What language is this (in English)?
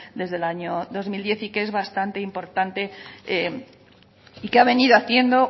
Spanish